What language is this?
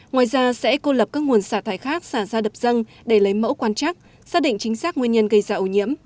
Vietnamese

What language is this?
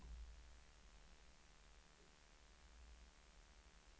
Swedish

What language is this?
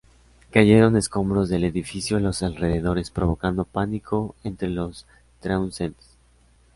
Spanish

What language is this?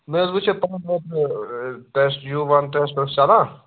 Kashmiri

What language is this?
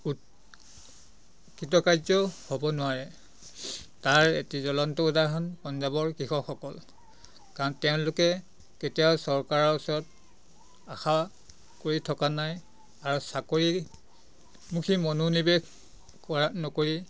Assamese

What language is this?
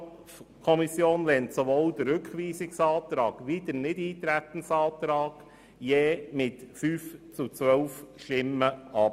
Swiss German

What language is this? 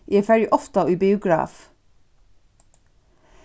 Faroese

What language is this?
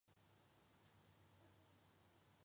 Chinese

